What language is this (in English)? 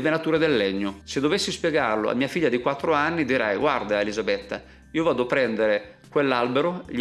Italian